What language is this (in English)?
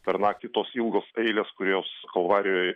Lithuanian